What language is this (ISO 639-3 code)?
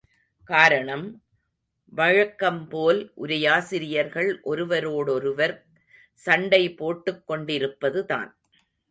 tam